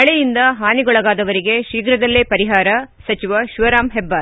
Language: Kannada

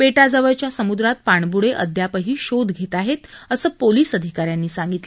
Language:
Marathi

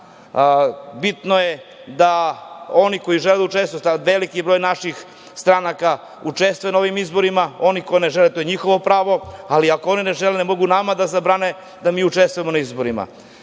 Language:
Serbian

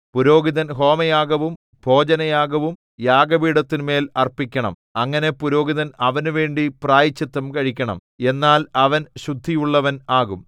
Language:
Malayalam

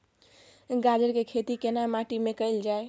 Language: Maithili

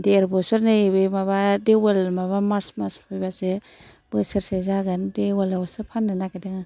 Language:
Bodo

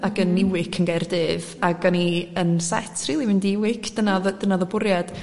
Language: Welsh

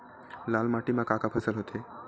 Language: Chhattisgarhi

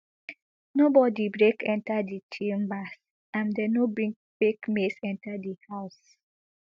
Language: Nigerian Pidgin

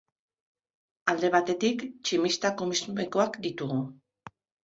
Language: Basque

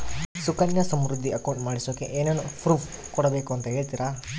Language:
Kannada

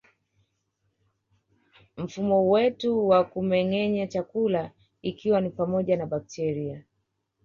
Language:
Swahili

